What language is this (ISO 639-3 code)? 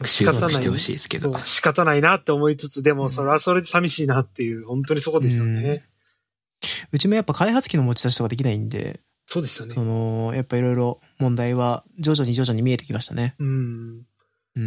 jpn